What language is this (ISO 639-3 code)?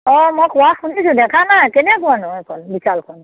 asm